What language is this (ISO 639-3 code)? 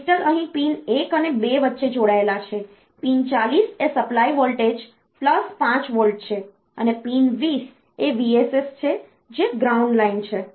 guj